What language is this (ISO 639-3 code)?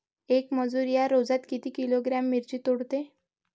mar